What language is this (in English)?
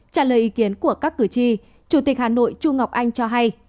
Vietnamese